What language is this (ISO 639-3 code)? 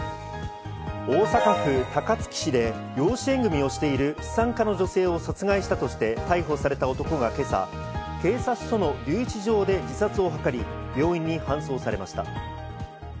jpn